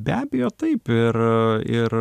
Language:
Lithuanian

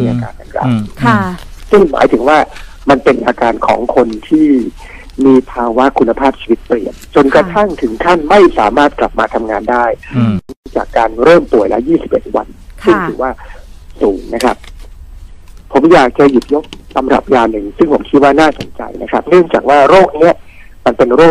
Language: Thai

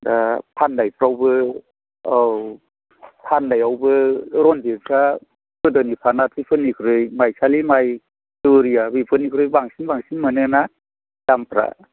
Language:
Bodo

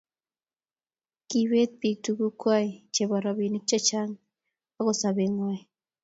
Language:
Kalenjin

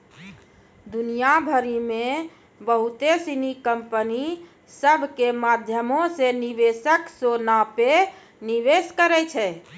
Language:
Maithili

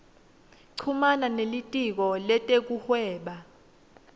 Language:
Swati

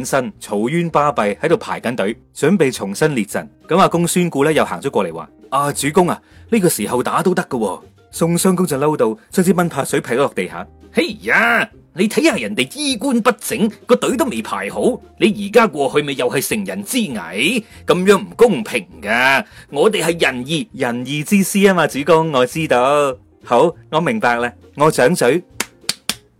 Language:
Chinese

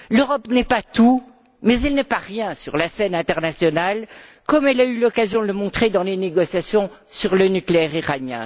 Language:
French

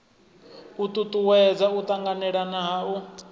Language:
Venda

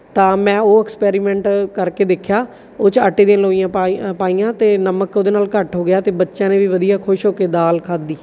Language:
Punjabi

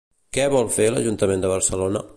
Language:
Catalan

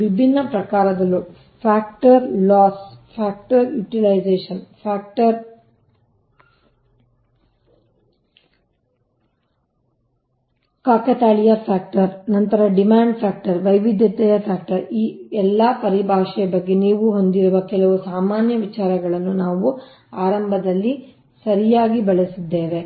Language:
Kannada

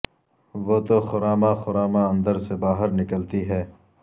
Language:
Urdu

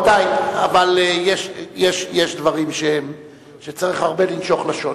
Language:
Hebrew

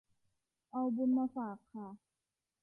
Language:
Thai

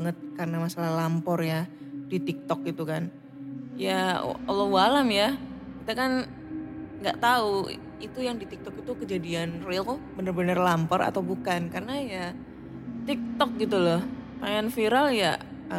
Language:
Indonesian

